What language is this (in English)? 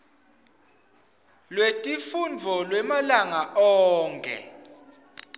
Swati